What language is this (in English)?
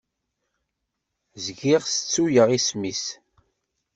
Kabyle